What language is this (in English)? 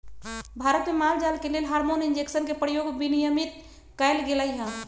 Magahi